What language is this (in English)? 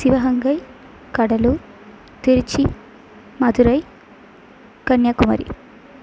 Tamil